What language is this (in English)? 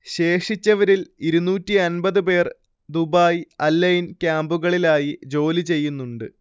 Malayalam